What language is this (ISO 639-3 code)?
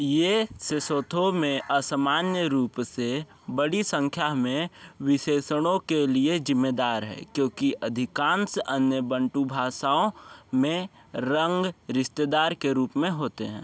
hin